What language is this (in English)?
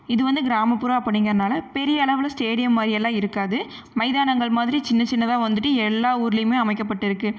Tamil